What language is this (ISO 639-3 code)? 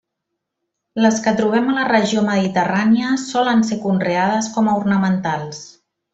cat